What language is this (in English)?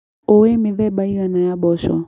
Kikuyu